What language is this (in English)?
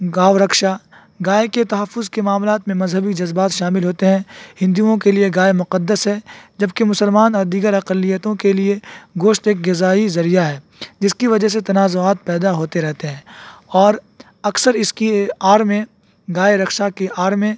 Urdu